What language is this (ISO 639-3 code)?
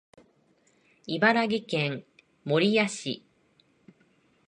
jpn